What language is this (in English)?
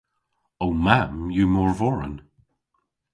Cornish